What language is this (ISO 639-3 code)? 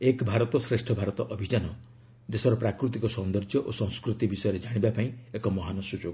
ori